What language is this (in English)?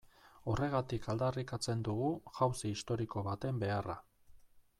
Basque